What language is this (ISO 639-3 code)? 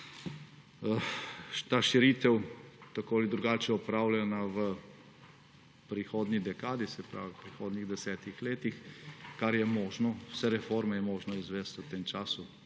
slv